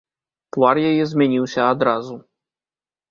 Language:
Belarusian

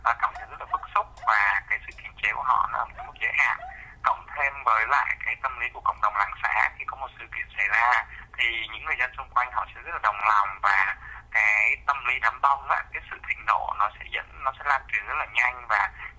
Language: Vietnamese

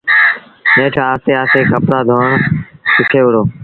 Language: Sindhi Bhil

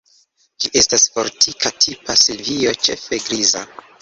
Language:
Esperanto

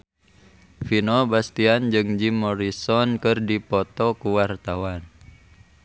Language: Sundanese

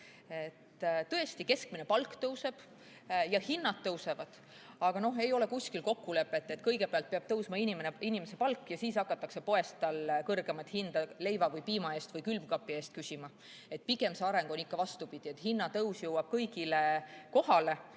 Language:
Estonian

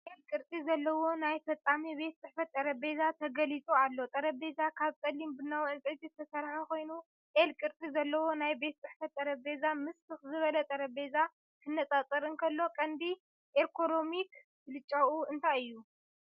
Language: Tigrinya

